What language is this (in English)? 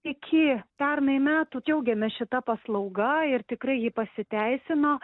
Lithuanian